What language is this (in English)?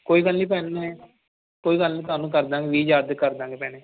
Punjabi